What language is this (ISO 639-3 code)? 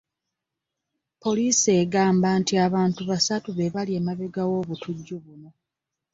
lug